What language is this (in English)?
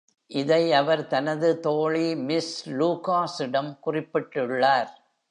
Tamil